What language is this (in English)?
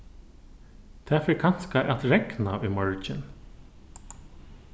Faroese